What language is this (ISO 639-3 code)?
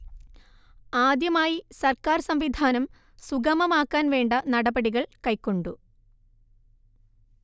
mal